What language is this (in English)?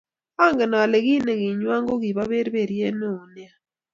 Kalenjin